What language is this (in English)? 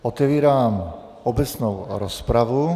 Czech